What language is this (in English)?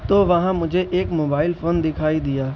Urdu